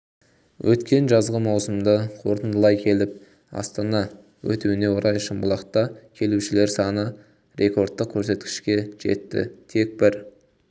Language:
Kazakh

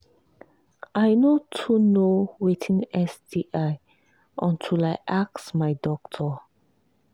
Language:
Nigerian Pidgin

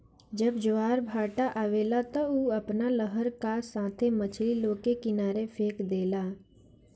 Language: Bhojpuri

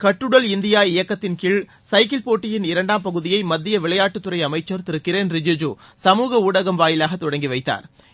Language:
Tamil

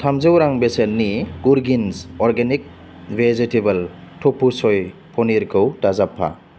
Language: Bodo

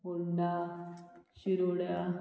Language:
Konkani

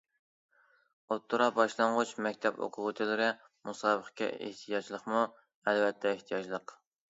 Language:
Uyghur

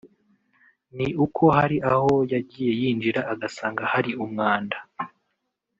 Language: Kinyarwanda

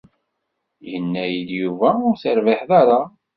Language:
Kabyle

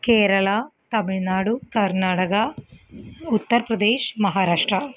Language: Malayalam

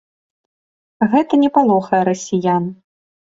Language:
Belarusian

